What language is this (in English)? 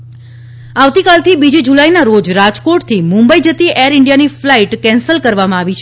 Gujarati